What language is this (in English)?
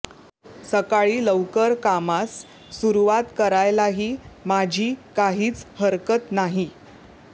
Marathi